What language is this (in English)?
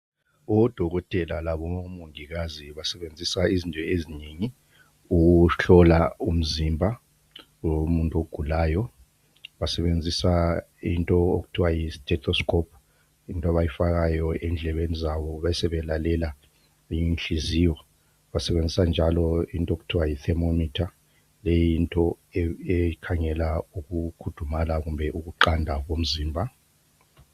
North Ndebele